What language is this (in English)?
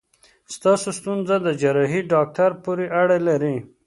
Pashto